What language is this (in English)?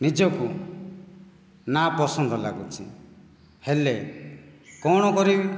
Odia